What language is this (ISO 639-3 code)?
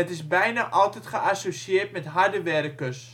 nld